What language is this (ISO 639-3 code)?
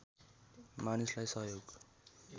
nep